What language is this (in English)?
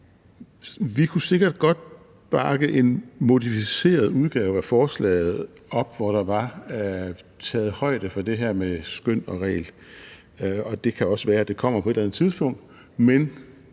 Danish